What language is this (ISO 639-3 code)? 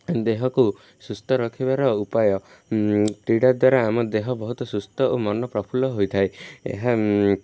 ori